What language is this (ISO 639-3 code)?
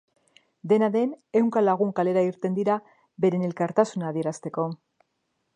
eus